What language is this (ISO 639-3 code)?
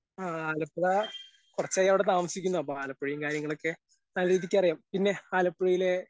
mal